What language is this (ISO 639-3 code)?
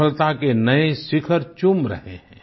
hin